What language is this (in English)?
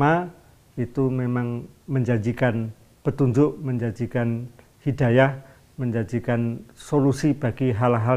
Indonesian